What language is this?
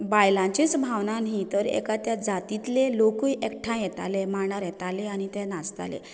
Konkani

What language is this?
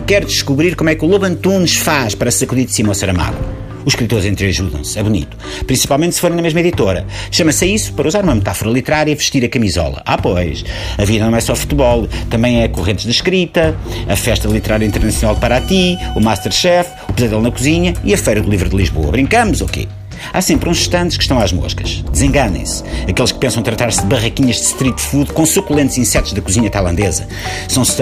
Portuguese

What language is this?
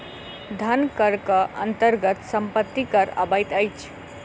Maithili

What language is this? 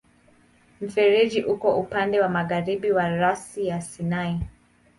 Swahili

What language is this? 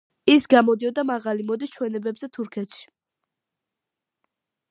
Georgian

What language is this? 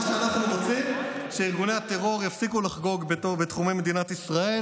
Hebrew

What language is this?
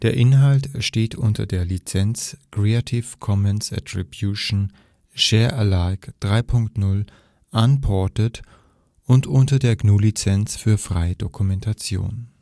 German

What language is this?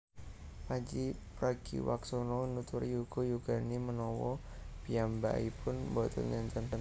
Javanese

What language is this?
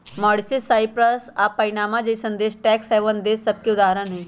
Magahi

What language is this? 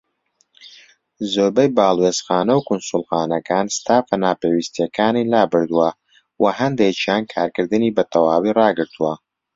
Central Kurdish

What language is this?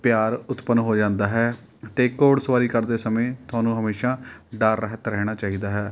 Punjabi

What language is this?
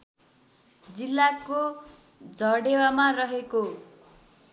Nepali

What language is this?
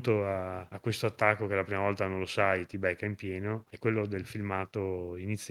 Italian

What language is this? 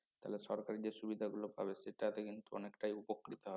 Bangla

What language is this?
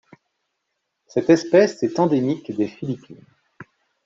French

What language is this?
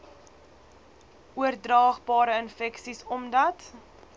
Afrikaans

